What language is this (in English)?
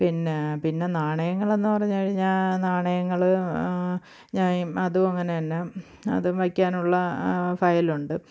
Malayalam